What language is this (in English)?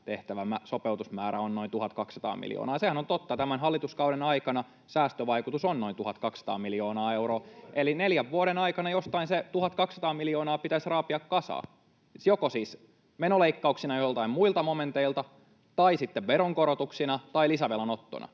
Finnish